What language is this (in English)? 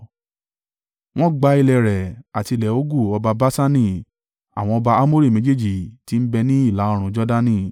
Yoruba